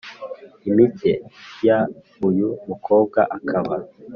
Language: Kinyarwanda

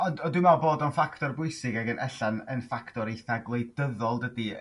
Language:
Welsh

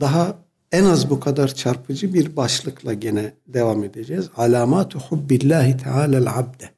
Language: Turkish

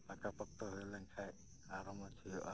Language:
Santali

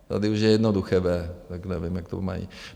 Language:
Czech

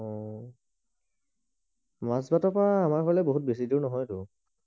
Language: Assamese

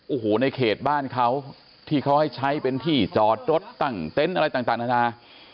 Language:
Thai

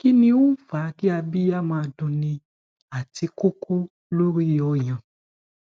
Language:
Yoruba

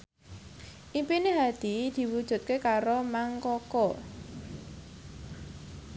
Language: Javanese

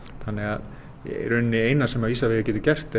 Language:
Icelandic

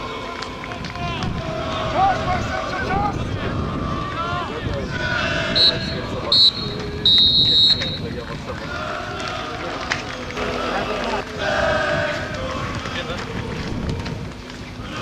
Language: Polish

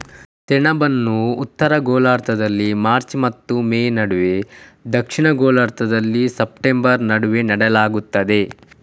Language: Kannada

